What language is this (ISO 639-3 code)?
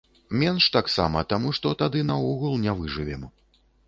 bel